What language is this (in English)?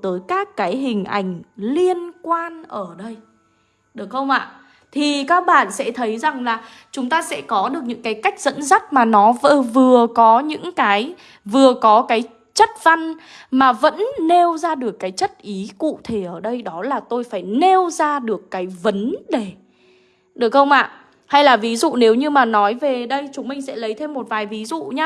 Vietnamese